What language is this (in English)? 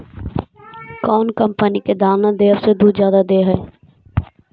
Magahi